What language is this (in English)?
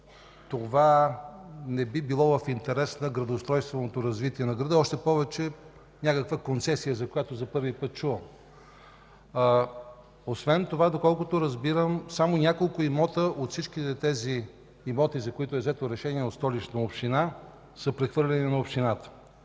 Bulgarian